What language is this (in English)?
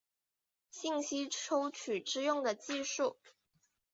Chinese